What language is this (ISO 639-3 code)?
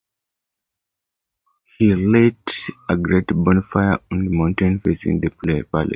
eng